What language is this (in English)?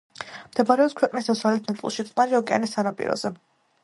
Georgian